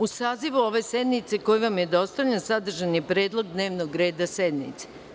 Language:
Serbian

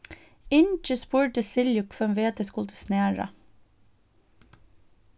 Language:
Faroese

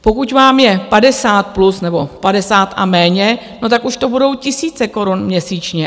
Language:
Czech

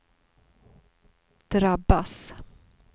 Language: Swedish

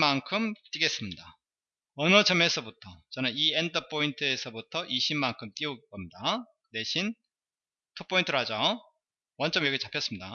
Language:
Korean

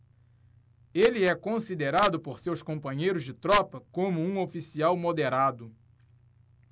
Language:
Portuguese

